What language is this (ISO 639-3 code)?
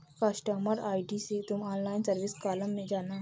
hin